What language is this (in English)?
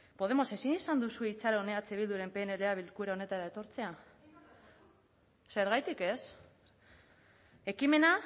Basque